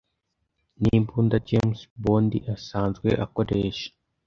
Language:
Kinyarwanda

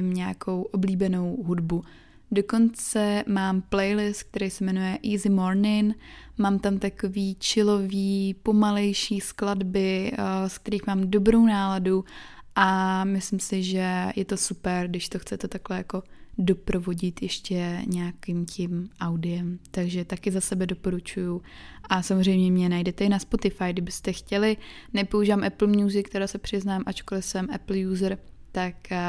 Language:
Czech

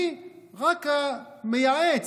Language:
Hebrew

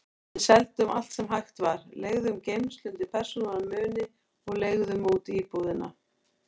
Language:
Icelandic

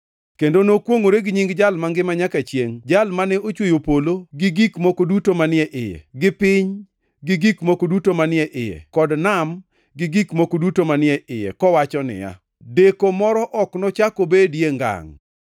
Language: Luo (Kenya and Tanzania)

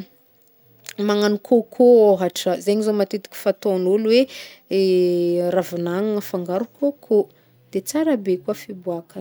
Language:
Northern Betsimisaraka Malagasy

